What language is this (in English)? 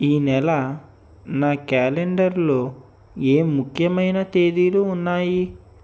Telugu